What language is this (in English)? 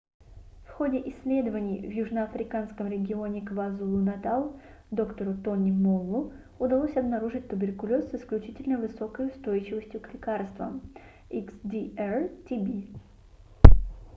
Russian